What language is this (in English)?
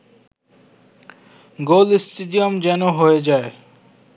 Bangla